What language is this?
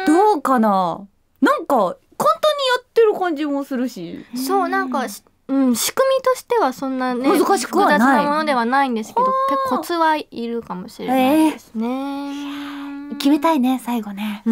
Japanese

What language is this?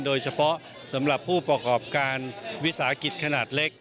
Thai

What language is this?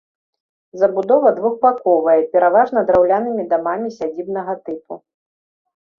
Belarusian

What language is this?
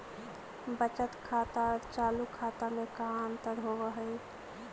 Magahi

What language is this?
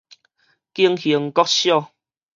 Min Nan Chinese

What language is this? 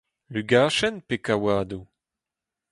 Breton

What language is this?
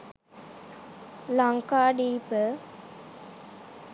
Sinhala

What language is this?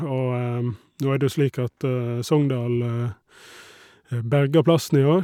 Norwegian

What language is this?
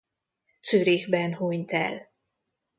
Hungarian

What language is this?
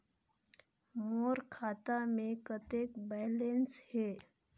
Chhattisgarhi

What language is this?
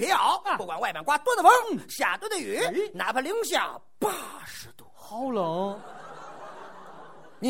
Chinese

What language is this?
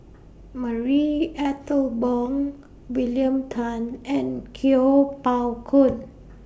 English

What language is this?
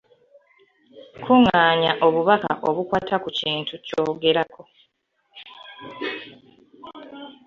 Ganda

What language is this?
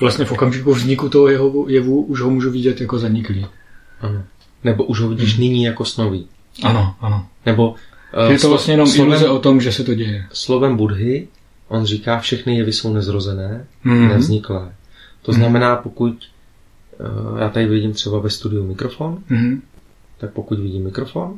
Czech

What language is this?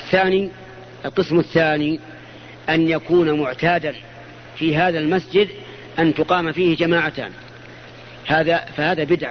Arabic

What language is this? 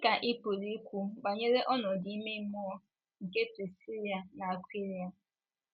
Igbo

